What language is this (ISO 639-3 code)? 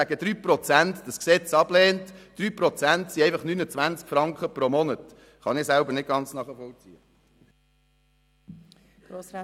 gsw